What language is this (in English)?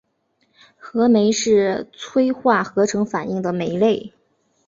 Chinese